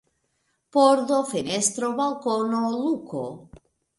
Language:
Esperanto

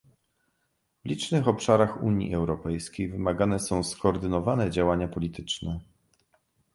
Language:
Polish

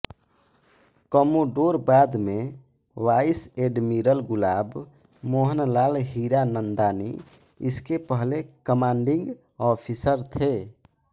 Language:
Hindi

